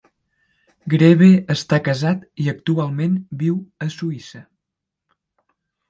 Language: Catalan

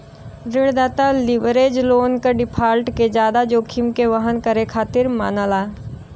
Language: Bhojpuri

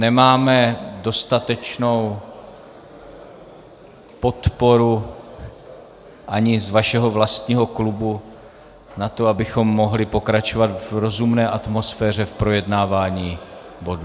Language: Czech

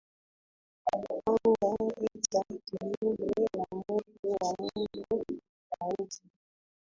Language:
Swahili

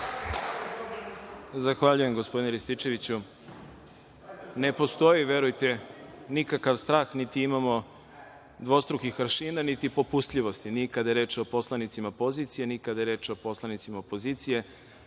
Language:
Serbian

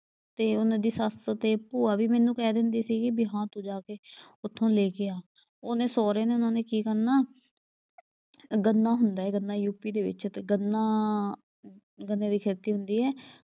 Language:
Punjabi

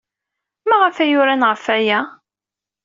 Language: Kabyle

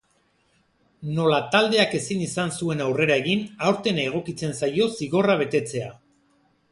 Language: Basque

